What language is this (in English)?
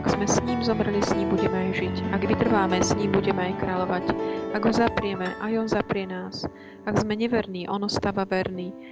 Slovak